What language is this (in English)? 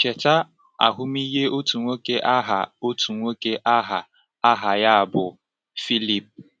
Igbo